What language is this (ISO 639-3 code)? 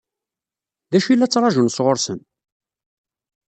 kab